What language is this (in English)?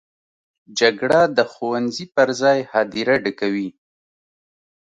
Pashto